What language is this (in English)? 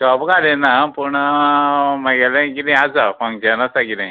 Konkani